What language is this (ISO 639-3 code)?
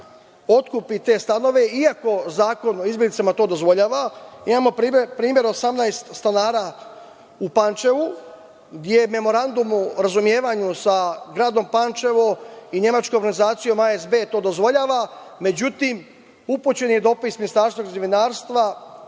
srp